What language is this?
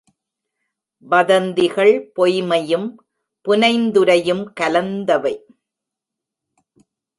Tamil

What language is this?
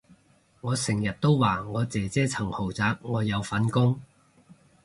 Cantonese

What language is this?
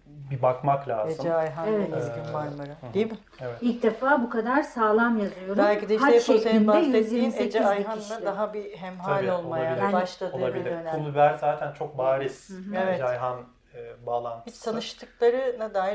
Turkish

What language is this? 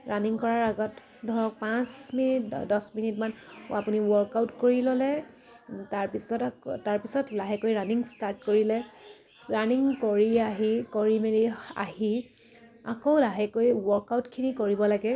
Assamese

